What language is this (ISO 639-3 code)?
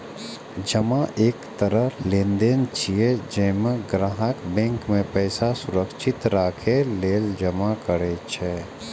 mai